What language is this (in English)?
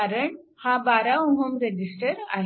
Marathi